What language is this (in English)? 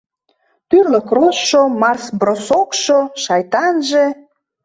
Mari